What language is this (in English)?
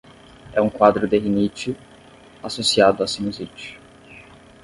Portuguese